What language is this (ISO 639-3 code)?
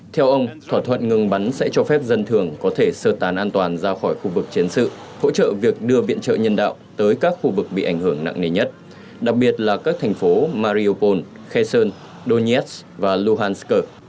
vie